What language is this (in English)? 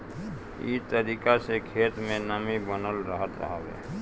Bhojpuri